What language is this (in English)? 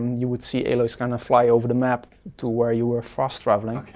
English